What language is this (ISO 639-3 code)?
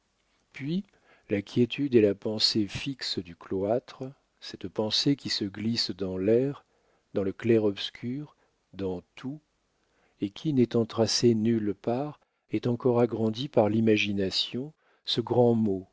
fra